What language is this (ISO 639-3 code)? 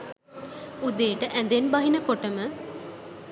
sin